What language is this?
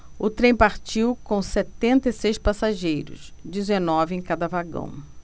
Portuguese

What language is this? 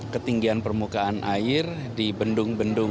Indonesian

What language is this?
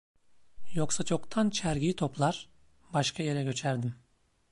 Turkish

